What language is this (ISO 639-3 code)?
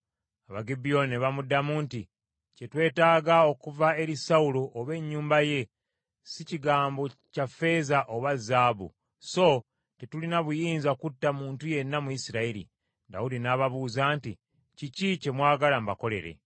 lug